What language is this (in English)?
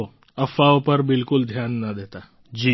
Gujarati